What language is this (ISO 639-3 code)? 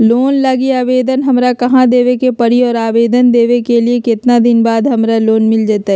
mag